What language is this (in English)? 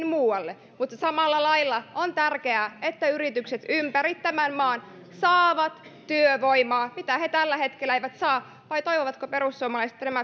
Finnish